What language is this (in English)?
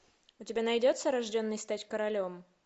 Russian